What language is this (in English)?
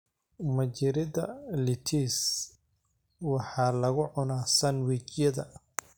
Somali